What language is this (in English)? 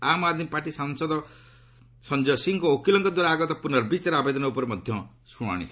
Odia